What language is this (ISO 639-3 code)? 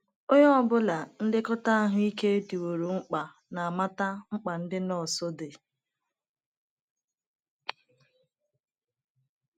ibo